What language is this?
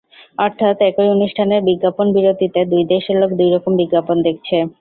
Bangla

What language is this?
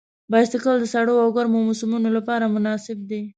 Pashto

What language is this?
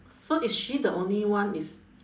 English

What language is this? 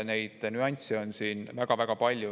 Estonian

